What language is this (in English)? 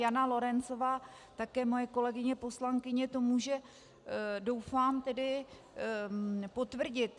Czech